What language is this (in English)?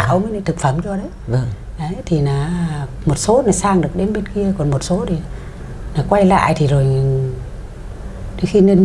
Vietnamese